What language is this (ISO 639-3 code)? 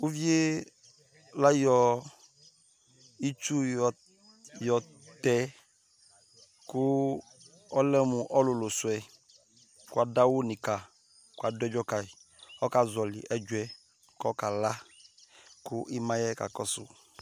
kpo